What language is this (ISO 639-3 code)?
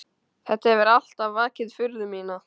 isl